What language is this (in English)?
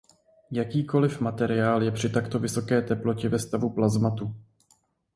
Czech